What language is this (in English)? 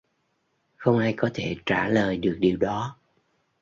Vietnamese